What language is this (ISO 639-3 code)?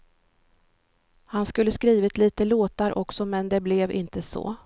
swe